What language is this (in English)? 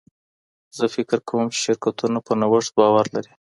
Pashto